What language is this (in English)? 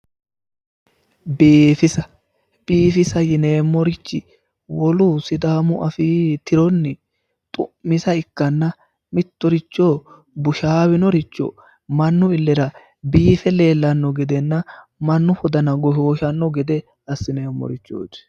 Sidamo